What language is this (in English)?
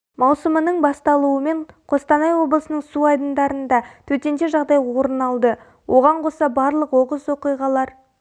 Kazakh